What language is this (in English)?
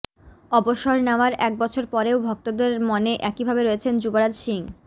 Bangla